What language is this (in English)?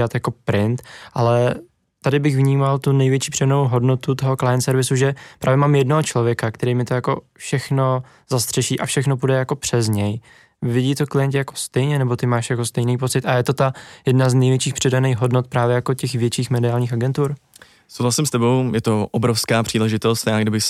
Czech